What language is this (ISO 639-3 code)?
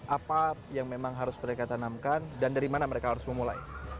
ind